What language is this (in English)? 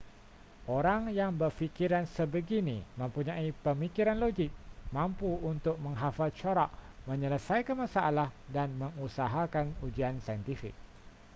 Malay